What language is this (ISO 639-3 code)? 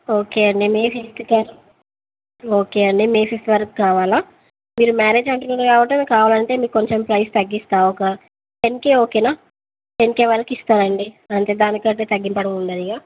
tel